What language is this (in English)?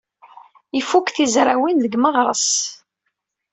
Kabyle